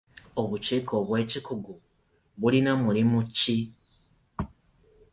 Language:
Ganda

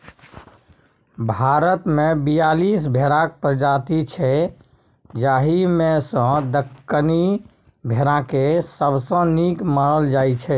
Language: Maithili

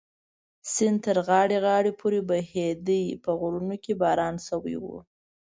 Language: Pashto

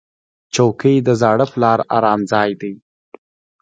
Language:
Pashto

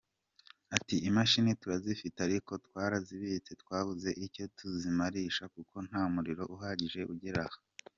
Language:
Kinyarwanda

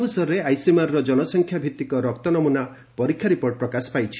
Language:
Odia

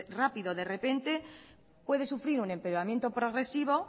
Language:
Spanish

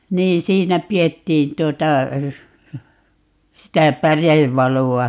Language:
Finnish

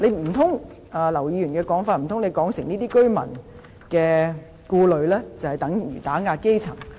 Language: Cantonese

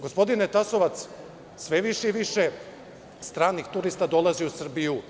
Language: Serbian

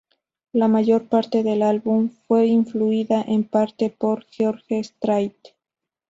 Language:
Spanish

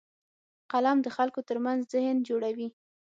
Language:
Pashto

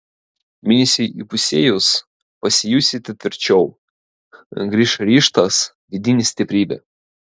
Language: Lithuanian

